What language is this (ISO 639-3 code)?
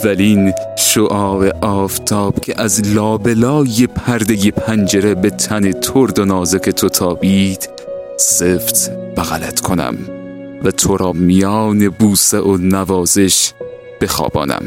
fas